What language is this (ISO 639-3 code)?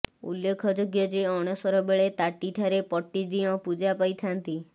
ori